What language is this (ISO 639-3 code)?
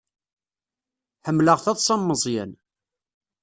kab